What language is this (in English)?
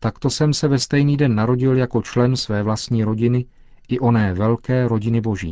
Czech